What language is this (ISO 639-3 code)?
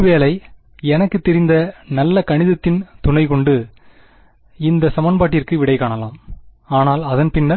tam